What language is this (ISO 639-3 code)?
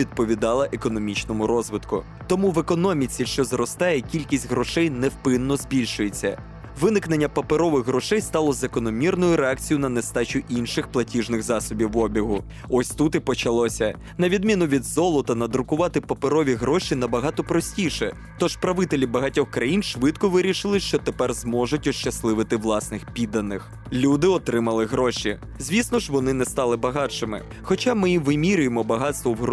ukr